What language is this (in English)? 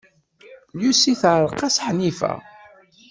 Kabyle